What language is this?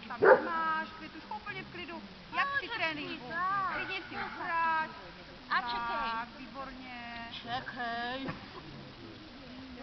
Czech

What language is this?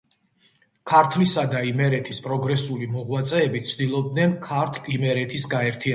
Georgian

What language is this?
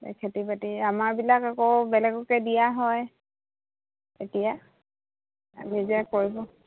Assamese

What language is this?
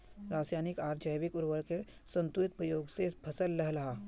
Magahi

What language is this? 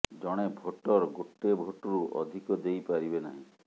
Odia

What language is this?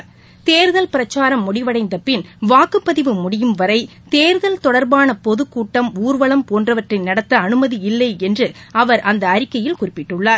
Tamil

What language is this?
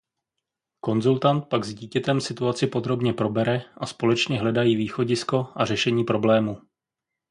Czech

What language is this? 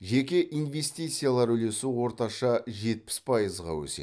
Kazakh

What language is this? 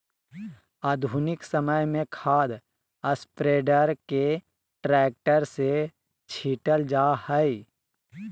Magahi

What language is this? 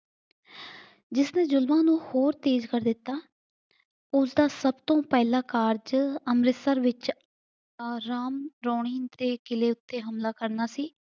Punjabi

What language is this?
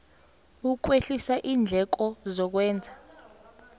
South Ndebele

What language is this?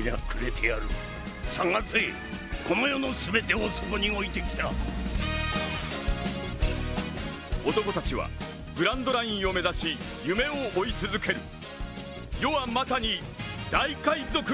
Japanese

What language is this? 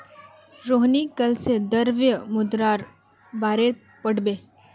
Magahi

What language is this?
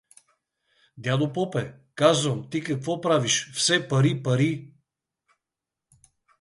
Bulgarian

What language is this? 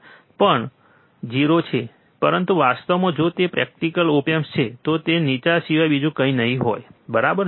Gujarati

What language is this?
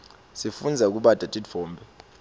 Swati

